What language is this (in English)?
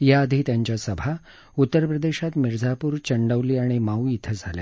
Marathi